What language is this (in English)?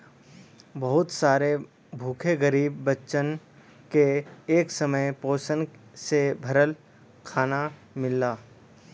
Bhojpuri